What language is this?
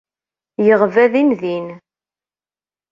Kabyle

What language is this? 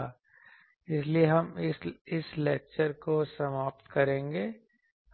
Hindi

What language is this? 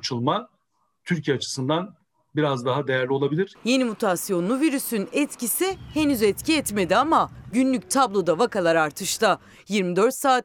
Turkish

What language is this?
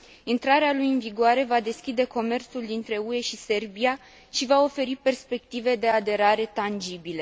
Romanian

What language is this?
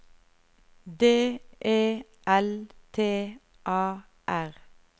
Norwegian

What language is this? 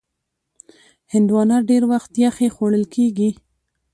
Pashto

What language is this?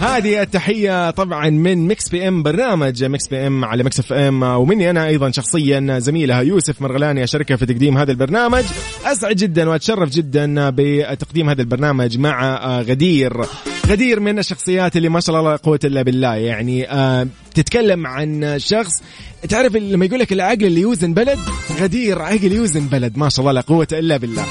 Arabic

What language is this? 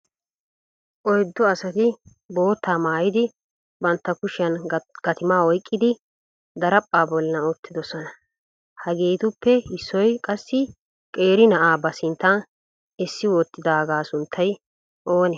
Wolaytta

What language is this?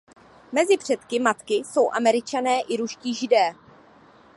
Czech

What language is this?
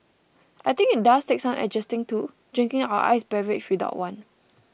English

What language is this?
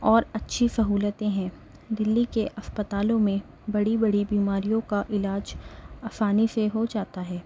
Urdu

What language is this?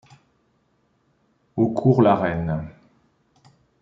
French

